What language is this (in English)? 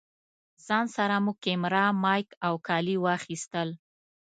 Pashto